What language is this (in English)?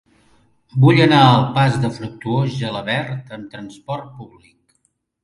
Catalan